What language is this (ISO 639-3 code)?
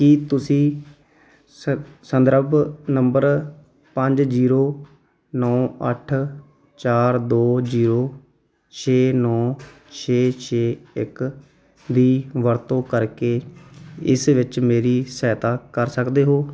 pan